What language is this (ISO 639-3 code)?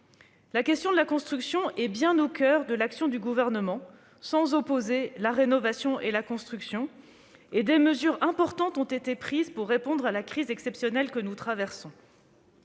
fra